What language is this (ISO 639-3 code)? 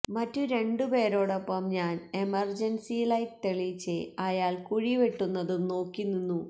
mal